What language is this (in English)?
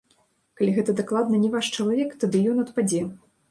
Belarusian